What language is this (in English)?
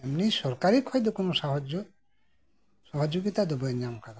Santali